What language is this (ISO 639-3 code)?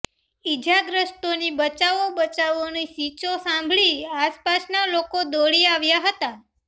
guj